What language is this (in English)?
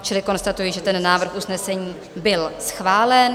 Czech